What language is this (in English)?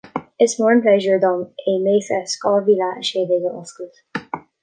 Irish